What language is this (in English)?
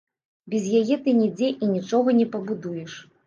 Belarusian